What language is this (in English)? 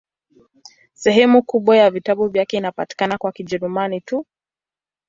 Swahili